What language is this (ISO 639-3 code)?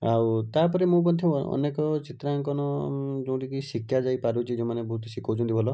ori